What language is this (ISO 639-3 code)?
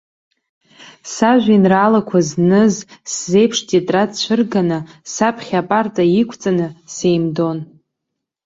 abk